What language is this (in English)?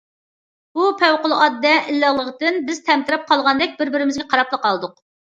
Uyghur